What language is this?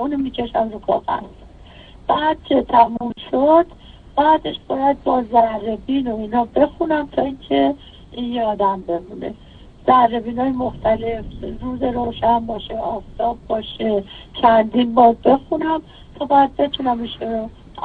Persian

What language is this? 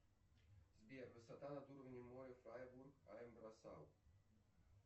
Russian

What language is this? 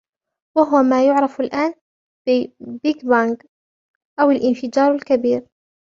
Arabic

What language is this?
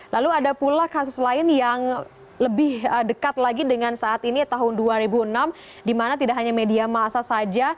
Indonesian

